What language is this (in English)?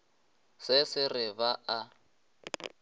Northern Sotho